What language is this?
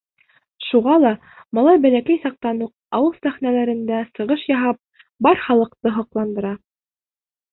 Bashkir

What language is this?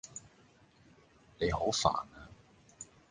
Cantonese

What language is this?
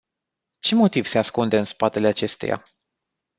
Romanian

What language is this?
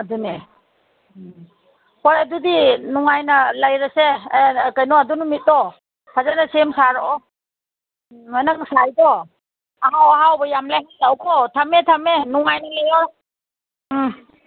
Manipuri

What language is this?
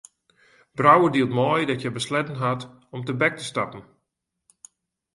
Western Frisian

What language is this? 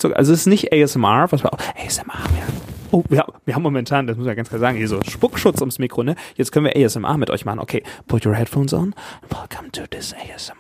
German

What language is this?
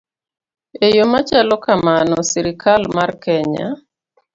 Luo (Kenya and Tanzania)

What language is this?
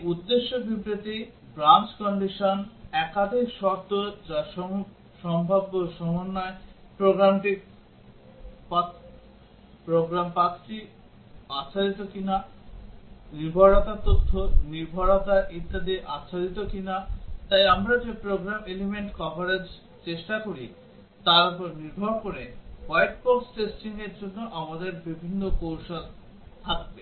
Bangla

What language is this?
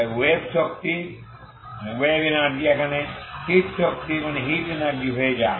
Bangla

